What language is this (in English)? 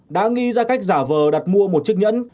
Vietnamese